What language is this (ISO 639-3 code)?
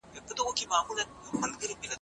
pus